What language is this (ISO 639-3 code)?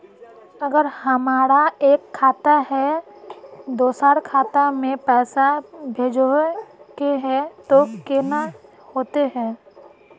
mag